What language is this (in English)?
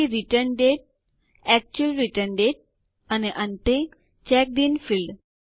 Gujarati